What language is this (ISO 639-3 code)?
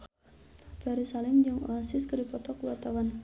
sun